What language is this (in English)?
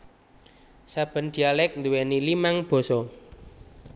Javanese